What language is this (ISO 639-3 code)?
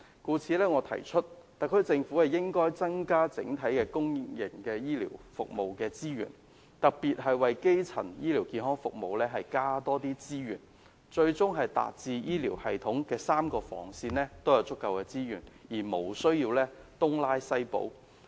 yue